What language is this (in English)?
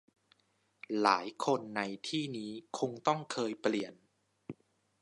Thai